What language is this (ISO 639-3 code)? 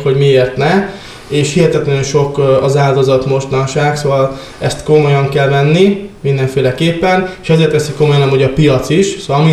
hun